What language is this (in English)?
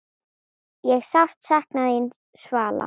Icelandic